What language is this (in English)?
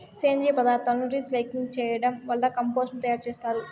Telugu